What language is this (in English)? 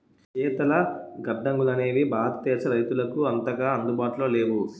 Telugu